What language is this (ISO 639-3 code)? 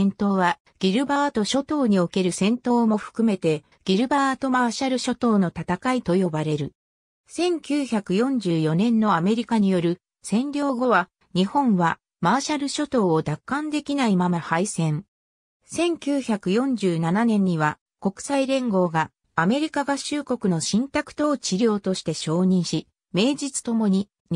jpn